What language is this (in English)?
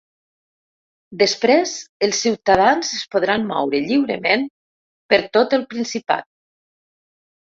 Catalan